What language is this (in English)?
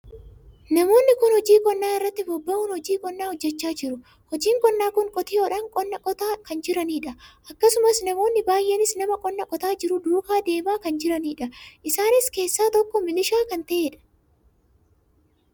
Oromo